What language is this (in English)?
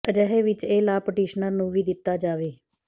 Punjabi